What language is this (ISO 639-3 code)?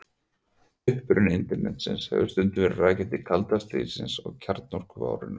isl